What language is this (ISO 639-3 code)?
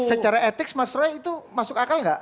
ind